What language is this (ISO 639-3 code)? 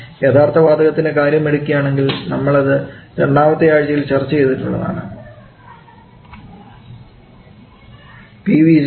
mal